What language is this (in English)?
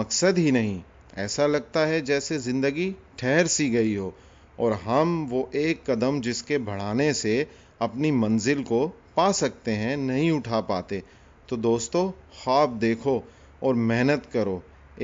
Urdu